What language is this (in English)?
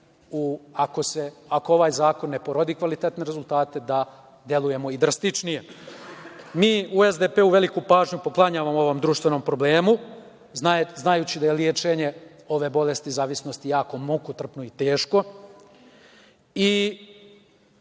Serbian